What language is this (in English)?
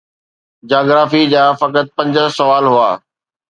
Sindhi